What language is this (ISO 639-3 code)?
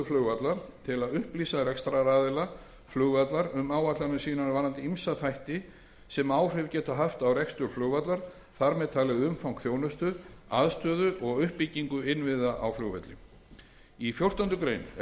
isl